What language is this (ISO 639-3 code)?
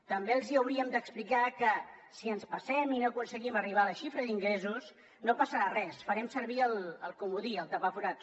cat